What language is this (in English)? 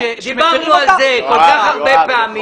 Hebrew